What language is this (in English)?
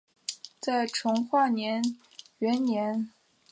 Chinese